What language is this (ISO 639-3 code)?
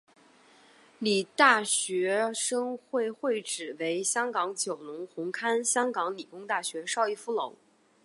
zho